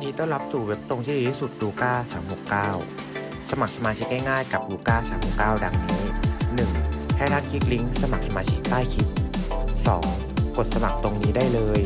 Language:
Thai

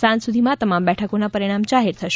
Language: Gujarati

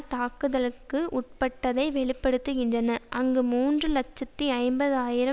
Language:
Tamil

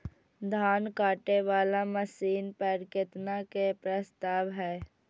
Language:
Maithili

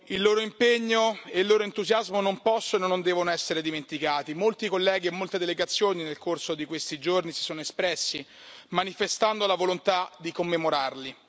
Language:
Italian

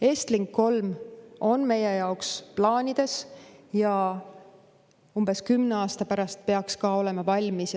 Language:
Estonian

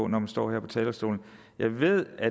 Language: Danish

